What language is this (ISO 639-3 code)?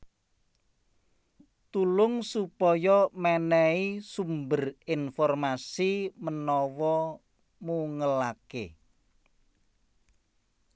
jav